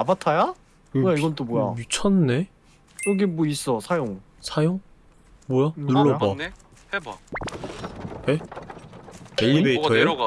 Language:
Korean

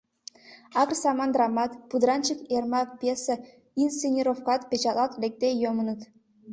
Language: Mari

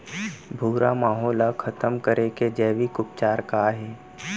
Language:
Chhattisgarhi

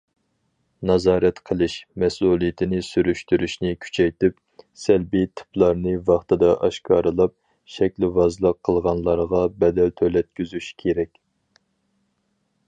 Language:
Uyghur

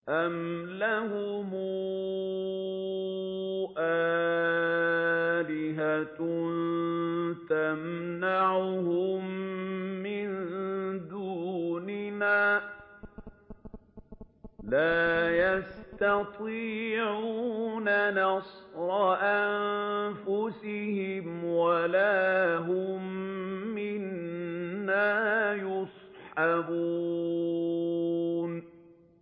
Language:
Arabic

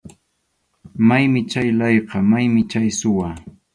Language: Arequipa-La Unión Quechua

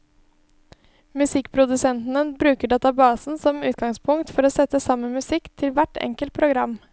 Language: Norwegian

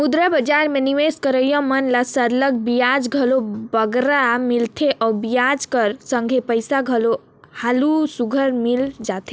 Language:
Chhattisgarhi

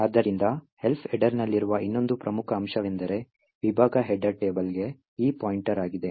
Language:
Kannada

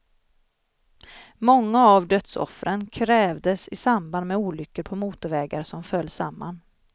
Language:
Swedish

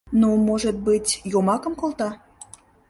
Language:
Mari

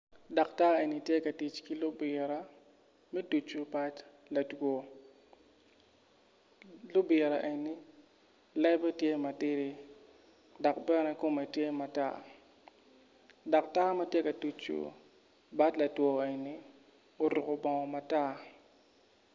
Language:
Acoli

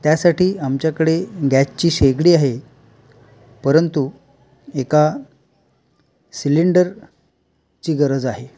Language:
Marathi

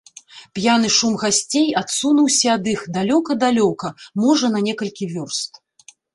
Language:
Belarusian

